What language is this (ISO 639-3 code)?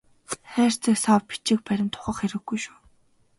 mon